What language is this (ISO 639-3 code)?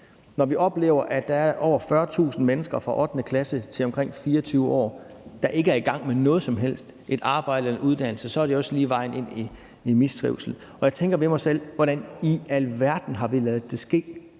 dan